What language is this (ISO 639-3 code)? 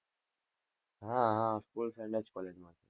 guj